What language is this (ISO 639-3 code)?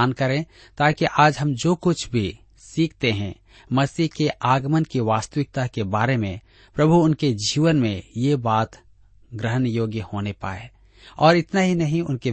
hin